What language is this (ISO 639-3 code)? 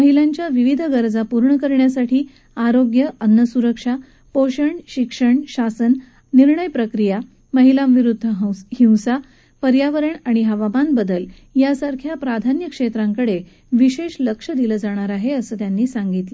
mar